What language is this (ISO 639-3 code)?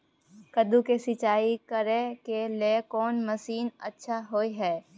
mai